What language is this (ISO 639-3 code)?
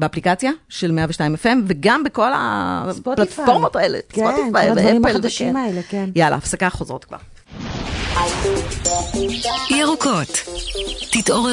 heb